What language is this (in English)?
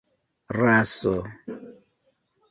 Esperanto